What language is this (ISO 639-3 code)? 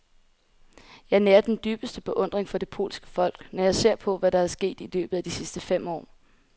dan